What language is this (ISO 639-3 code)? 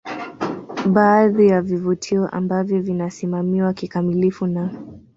swa